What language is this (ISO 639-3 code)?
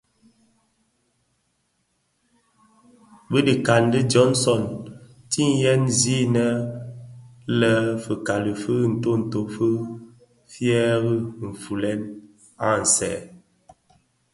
ksf